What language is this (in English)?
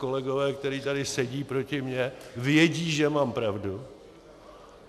Czech